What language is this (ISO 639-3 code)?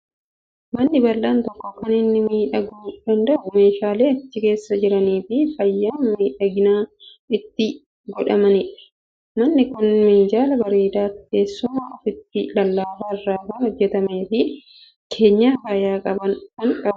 orm